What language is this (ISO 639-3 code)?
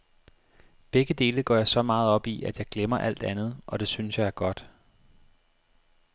dan